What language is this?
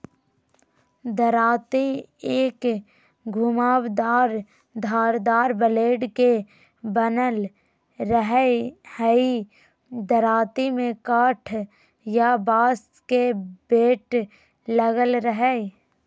Magahi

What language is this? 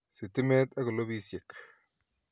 Kalenjin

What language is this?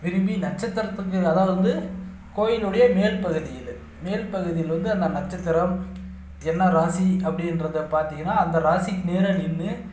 Tamil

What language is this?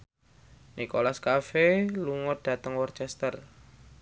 Javanese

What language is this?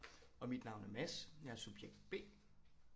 Danish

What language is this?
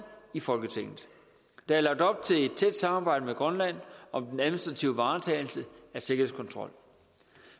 Danish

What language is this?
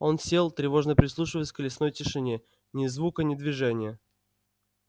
Russian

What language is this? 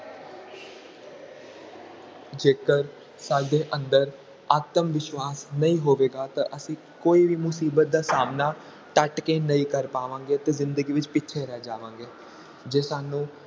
Punjabi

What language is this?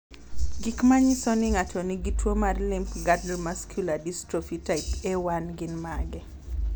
Luo (Kenya and Tanzania)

